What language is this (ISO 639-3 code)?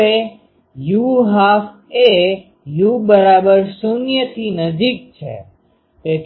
guj